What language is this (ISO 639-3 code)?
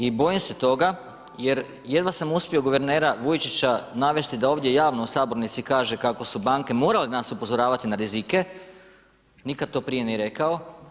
hrv